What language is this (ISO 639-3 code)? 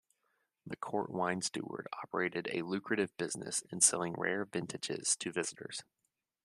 eng